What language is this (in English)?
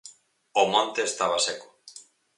Galician